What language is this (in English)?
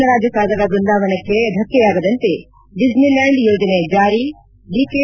Kannada